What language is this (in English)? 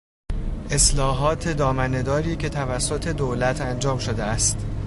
Persian